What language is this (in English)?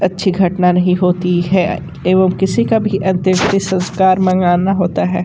Hindi